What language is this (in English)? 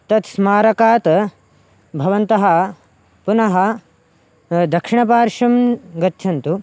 Sanskrit